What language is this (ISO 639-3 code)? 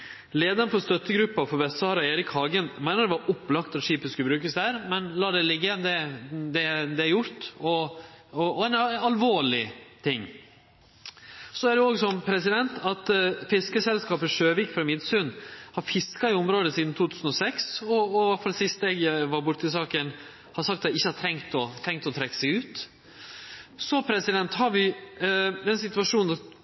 nno